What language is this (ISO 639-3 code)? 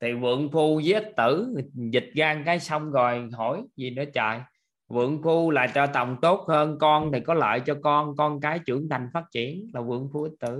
vie